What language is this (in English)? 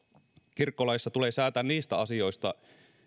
Finnish